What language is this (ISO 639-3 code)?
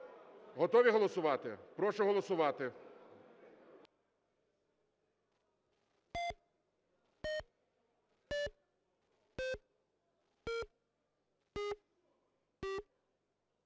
ukr